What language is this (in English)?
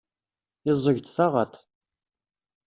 Kabyle